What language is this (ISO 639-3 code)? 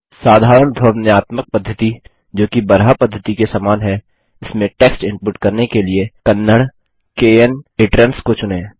hin